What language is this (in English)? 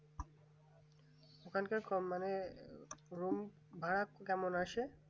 Bangla